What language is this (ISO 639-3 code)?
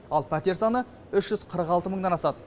kaz